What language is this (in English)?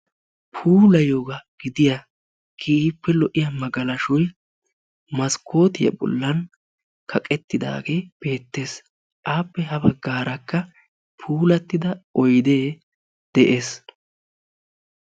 Wolaytta